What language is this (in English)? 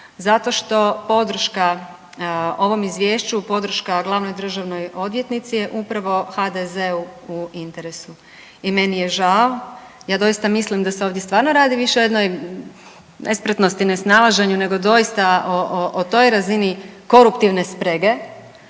Croatian